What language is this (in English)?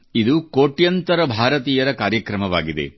Kannada